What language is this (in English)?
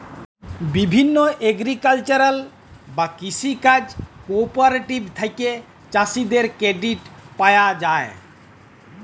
Bangla